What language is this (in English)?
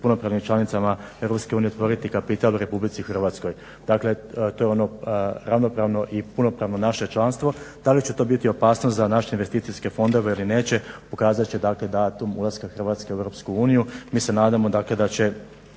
Croatian